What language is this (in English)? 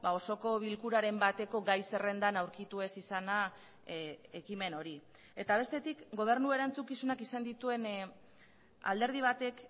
Basque